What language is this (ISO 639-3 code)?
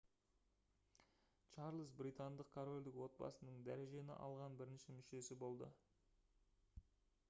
kaz